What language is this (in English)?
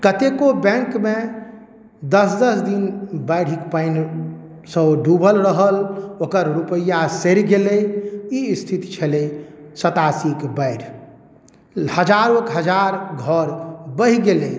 Maithili